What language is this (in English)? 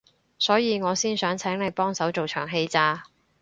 Cantonese